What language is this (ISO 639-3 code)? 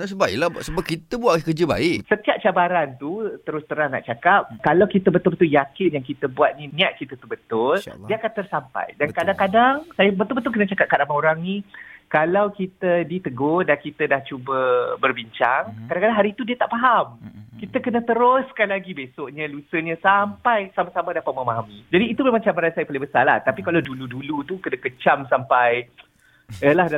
msa